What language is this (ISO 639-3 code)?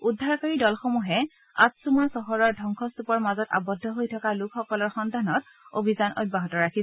asm